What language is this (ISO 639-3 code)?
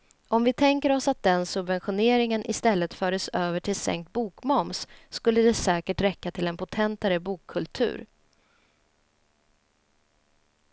swe